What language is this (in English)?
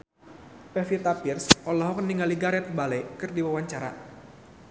Sundanese